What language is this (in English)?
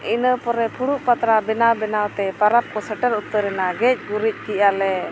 Santali